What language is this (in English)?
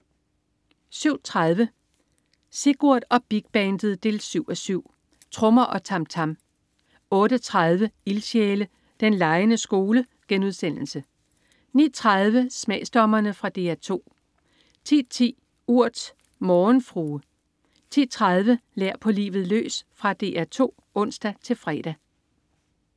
Danish